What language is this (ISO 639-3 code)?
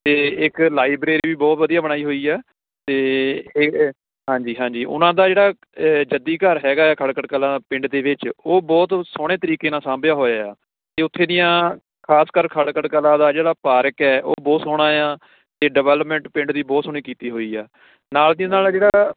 pan